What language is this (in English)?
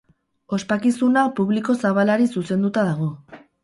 Basque